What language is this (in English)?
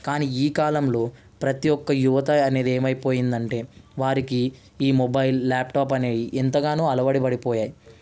Telugu